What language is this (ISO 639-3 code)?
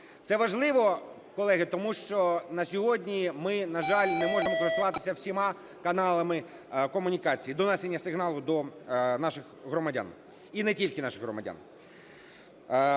ukr